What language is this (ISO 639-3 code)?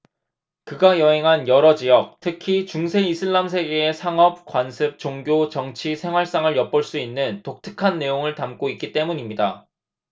kor